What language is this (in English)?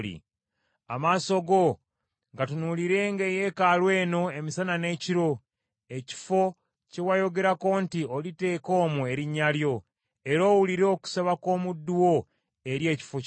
Ganda